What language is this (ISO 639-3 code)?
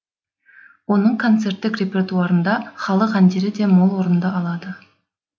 kaz